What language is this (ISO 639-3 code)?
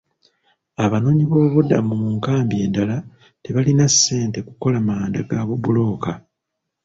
lug